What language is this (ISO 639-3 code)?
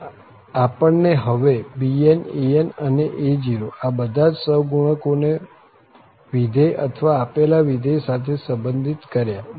guj